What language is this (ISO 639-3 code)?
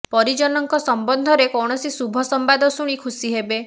ori